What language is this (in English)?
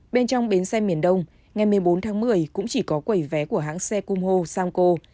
Vietnamese